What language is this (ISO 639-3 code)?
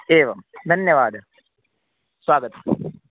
san